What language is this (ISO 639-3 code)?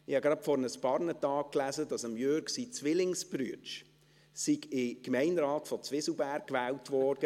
gsw